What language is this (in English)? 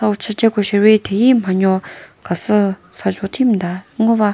Chokri Naga